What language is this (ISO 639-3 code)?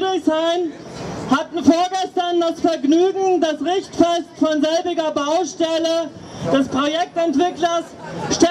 deu